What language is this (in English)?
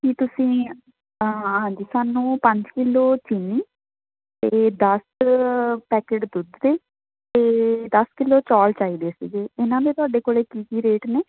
Punjabi